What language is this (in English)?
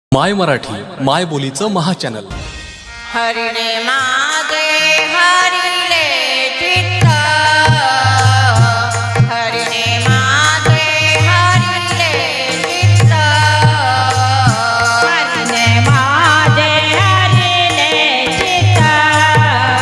Marathi